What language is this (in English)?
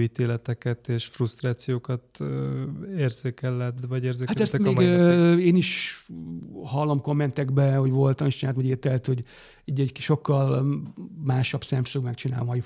Hungarian